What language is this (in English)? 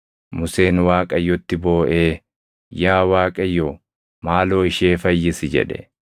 Oromo